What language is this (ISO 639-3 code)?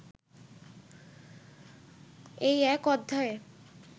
ben